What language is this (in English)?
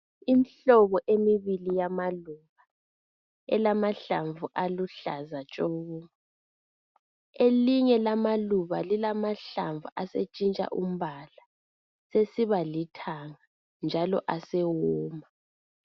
North Ndebele